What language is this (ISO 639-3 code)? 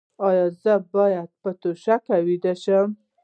pus